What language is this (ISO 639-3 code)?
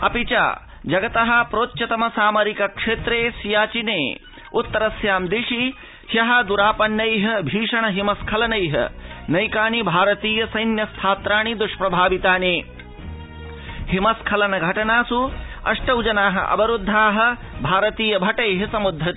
san